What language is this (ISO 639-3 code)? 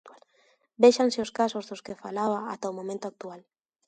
glg